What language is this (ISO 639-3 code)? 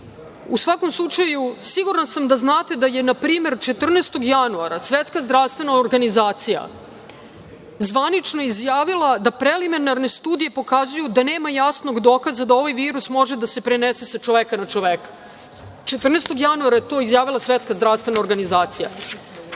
srp